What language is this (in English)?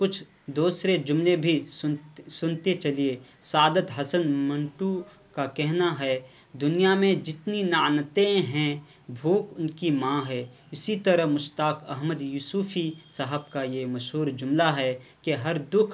Urdu